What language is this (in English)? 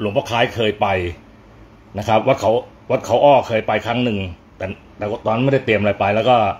Thai